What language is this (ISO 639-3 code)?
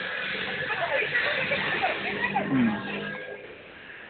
mni